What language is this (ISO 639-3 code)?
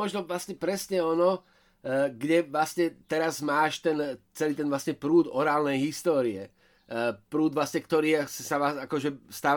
slk